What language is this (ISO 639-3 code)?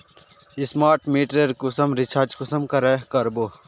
mag